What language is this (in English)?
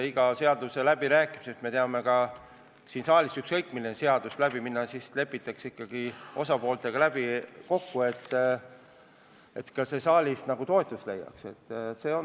Estonian